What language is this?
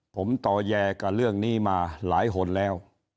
Thai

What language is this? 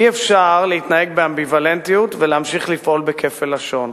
Hebrew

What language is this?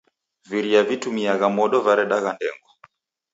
Taita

